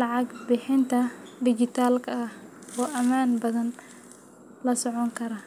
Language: Somali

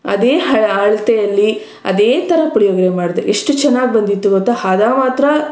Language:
Kannada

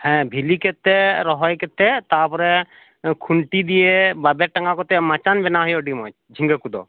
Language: Santali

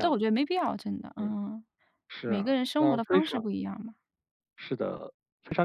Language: Chinese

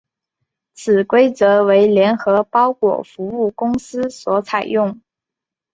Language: Chinese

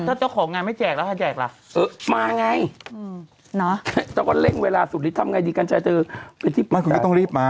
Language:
Thai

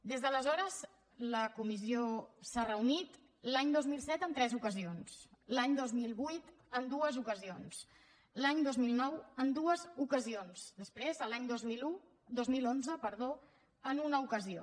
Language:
Catalan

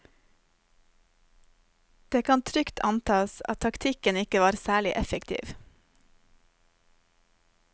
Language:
Norwegian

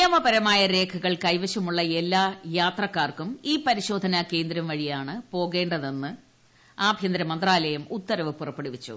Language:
Malayalam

